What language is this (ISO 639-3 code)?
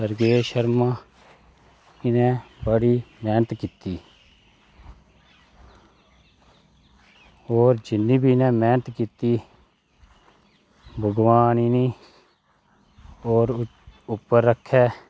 doi